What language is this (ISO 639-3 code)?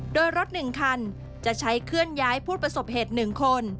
tha